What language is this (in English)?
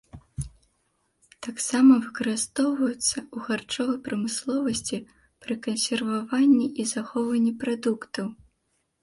Belarusian